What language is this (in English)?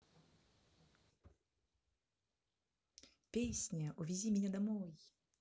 Russian